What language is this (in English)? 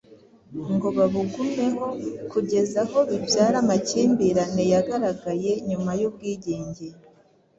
Kinyarwanda